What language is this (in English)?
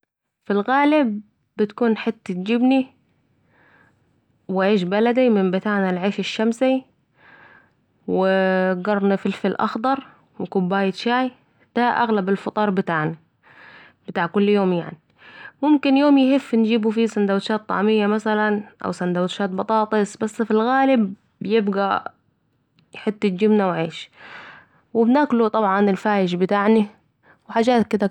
Saidi Arabic